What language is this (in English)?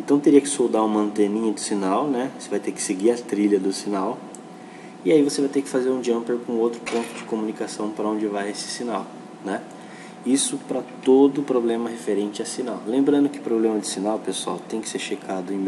Portuguese